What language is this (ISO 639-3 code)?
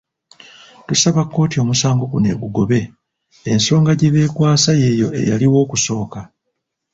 lug